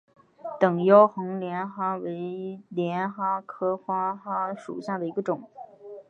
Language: Chinese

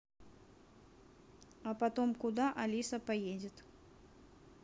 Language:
Russian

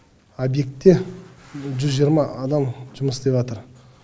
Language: Kazakh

